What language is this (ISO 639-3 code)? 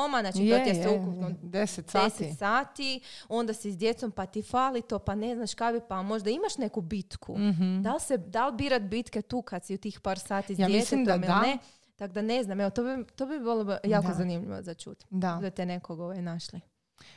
hrv